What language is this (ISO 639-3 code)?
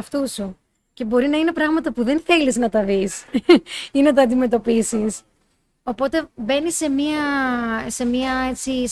ell